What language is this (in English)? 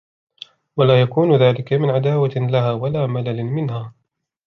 Arabic